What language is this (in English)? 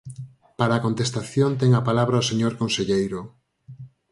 Galician